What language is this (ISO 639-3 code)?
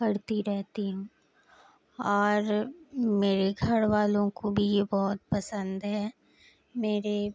urd